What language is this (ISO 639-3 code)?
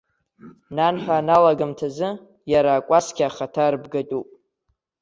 abk